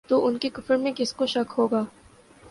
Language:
Urdu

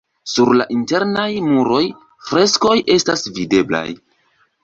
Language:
Esperanto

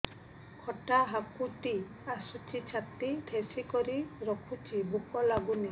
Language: Odia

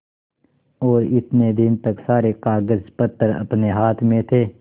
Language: Hindi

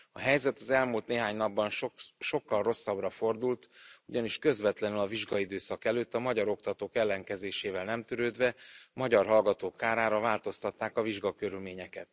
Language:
Hungarian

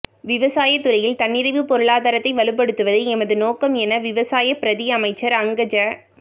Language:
Tamil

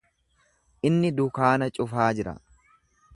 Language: Oromo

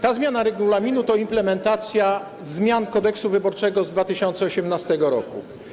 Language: Polish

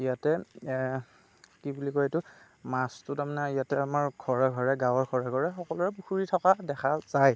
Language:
Assamese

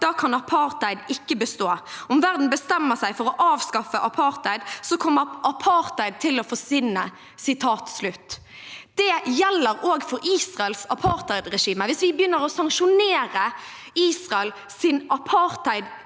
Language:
Norwegian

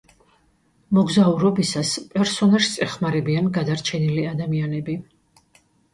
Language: Georgian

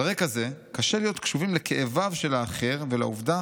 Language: Hebrew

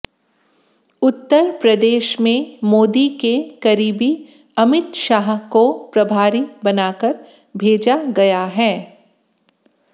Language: Hindi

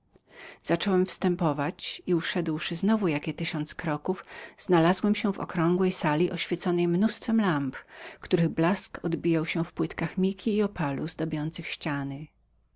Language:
Polish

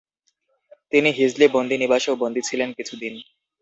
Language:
Bangla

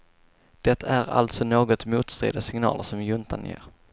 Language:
Swedish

